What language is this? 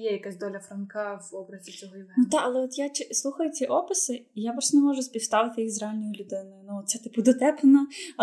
Ukrainian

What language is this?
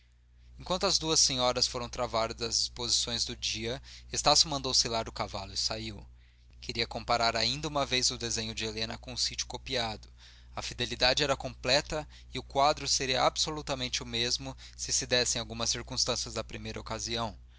Portuguese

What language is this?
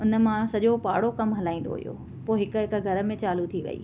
Sindhi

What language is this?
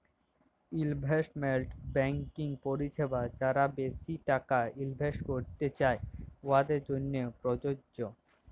Bangla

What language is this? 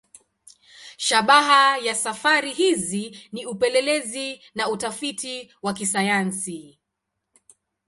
Swahili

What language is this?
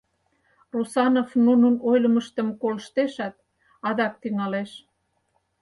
Mari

